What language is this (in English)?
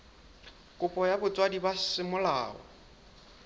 Southern Sotho